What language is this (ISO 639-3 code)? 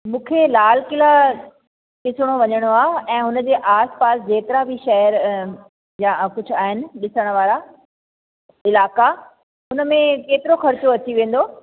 snd